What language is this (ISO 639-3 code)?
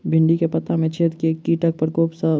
mai